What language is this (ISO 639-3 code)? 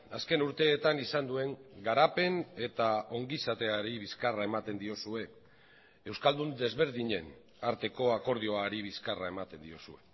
eus